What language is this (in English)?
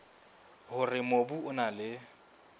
Southern Sotho